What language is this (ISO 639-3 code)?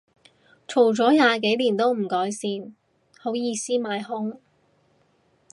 yue